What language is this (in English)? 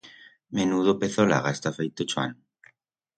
Aragonese